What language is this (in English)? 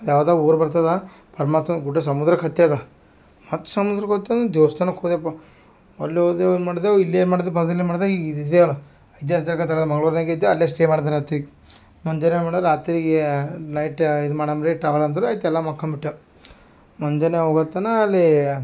Kannada